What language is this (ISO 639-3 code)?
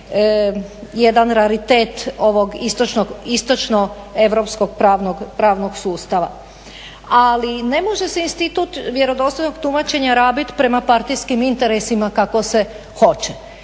hrv